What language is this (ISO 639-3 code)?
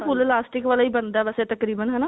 pan